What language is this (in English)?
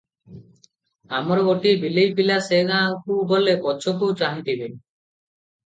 Odia